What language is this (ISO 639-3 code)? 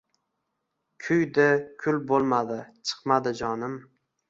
uzb